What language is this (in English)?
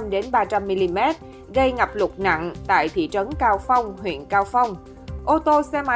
Vietnamese